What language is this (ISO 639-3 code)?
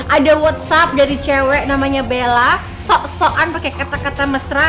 ind